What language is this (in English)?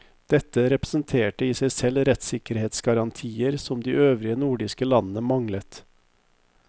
Norwegian